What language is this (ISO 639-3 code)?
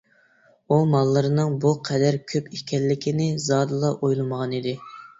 uig